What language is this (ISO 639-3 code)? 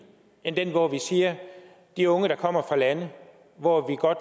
dan